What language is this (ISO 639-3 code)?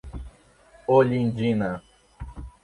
por